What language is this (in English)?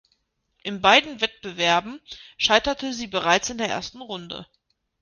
German